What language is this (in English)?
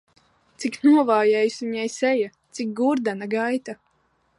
Latvian